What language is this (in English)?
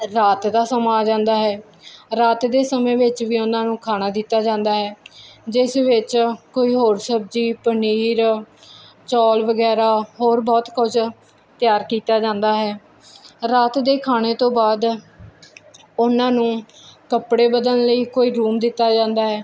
Punjabi